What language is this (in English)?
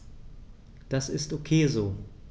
German